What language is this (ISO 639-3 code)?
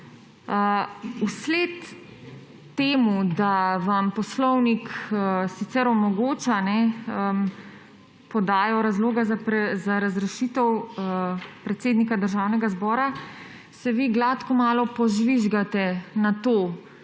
slv